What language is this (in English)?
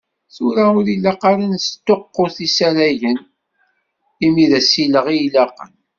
Kabyle